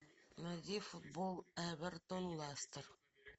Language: Russian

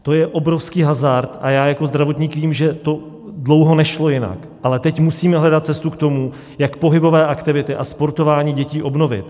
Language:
Czech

